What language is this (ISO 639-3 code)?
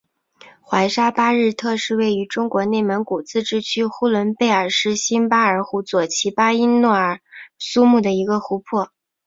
zho